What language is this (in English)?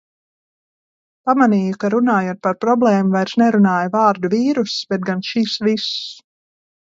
Latvian